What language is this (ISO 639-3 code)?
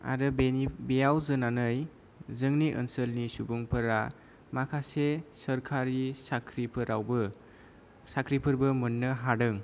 brx